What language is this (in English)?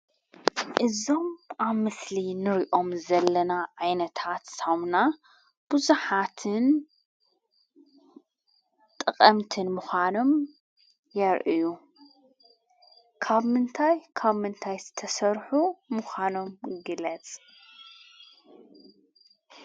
Tigrinya